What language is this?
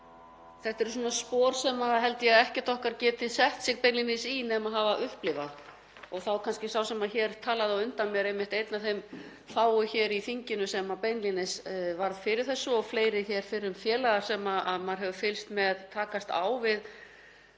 Icelandic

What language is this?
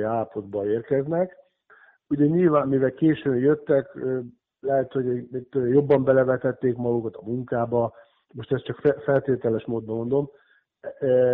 Hungarian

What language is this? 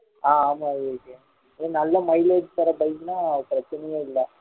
Tamil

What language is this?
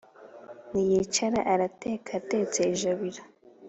Kinyarwanda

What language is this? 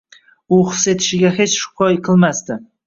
Uzbek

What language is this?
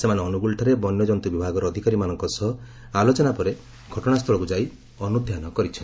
Odia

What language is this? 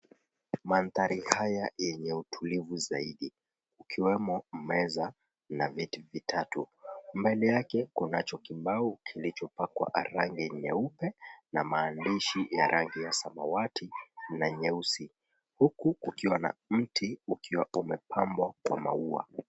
Swahili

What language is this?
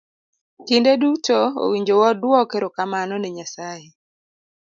Luo (Kenya and Tanzania)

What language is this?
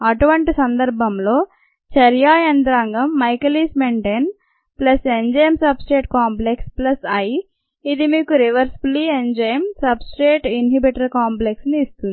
Telugu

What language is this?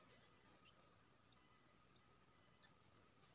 Maithili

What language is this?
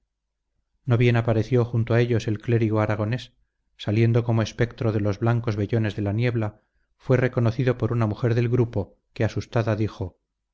Spanish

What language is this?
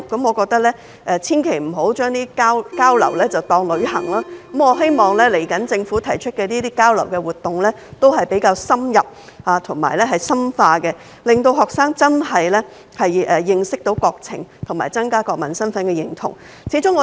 Cantonese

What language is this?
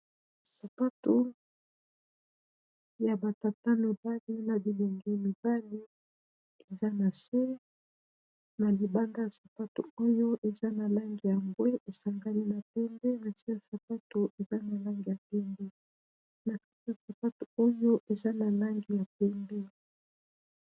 Lingala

